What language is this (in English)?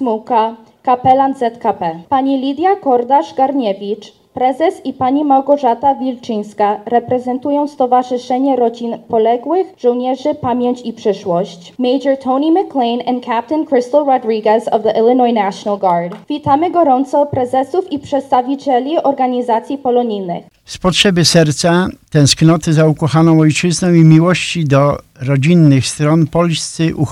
Polish